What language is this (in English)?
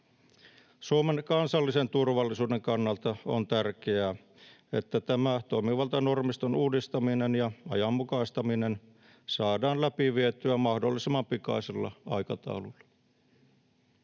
Finnish